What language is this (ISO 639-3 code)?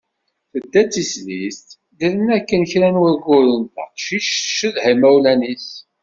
kab